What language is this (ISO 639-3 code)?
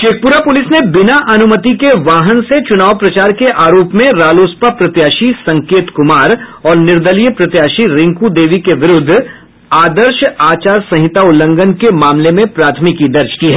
hin